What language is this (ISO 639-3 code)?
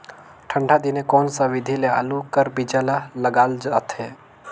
hne